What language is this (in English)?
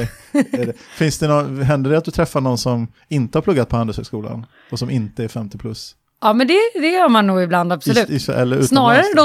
Swedish